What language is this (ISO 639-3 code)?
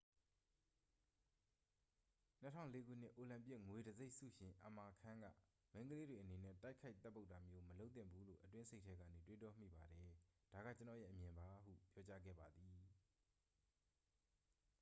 mya